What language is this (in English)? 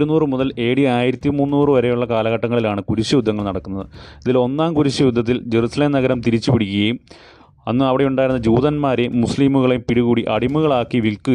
Malayalam